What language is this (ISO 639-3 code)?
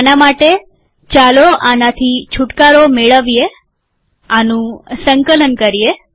guj